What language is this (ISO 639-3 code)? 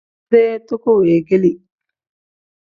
kdh